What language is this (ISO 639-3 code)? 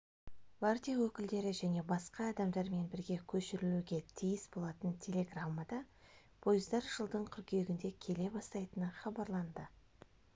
kaz